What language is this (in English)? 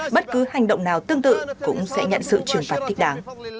Vietnamese